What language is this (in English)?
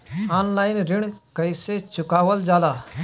Bhojpuri